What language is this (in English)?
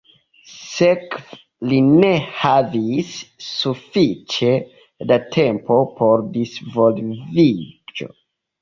Esperanto